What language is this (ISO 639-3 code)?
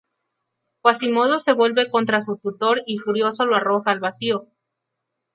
spa